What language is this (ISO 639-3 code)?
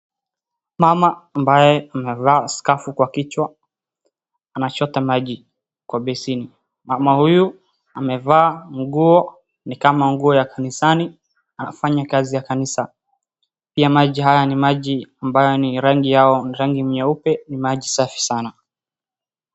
swa